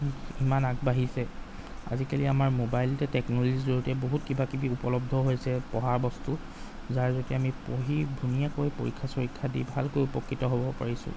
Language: Assamese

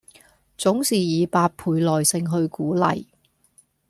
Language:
Cantonese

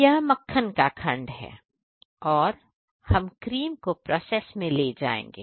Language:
Hindi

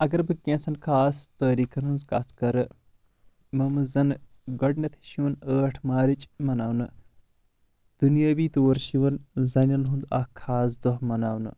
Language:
Kashmiri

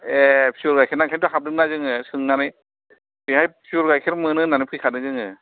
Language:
Bodo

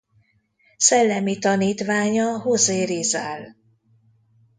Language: Hungarian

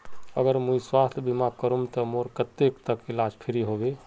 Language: Magahi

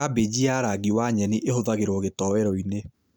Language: Kikuyu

